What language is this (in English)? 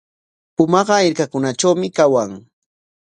Corongo Ancash Quechua